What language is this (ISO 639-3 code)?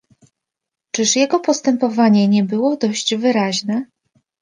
pol